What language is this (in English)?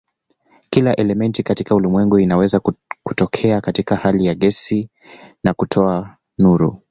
Swahili